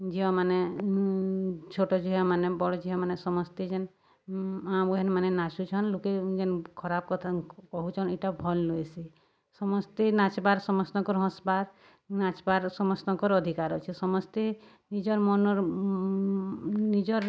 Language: Odia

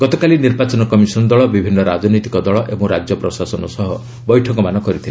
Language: Odia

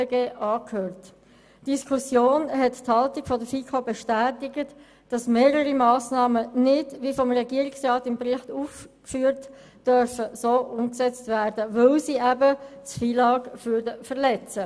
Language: Swiss German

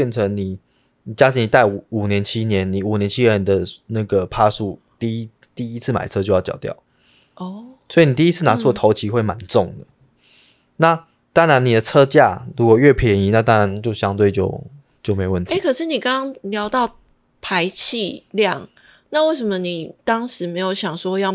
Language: Chinese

